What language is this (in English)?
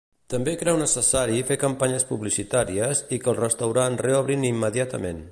Catalan